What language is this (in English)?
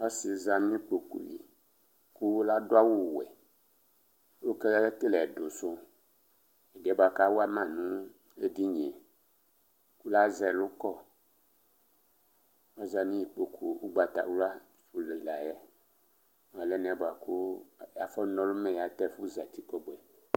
Ikposo